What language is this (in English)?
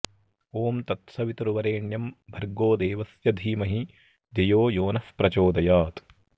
Sanskrit